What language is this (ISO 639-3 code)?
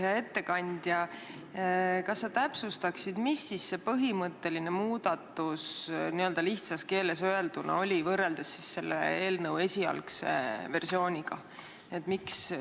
est